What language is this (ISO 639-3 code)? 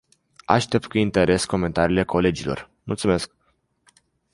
ron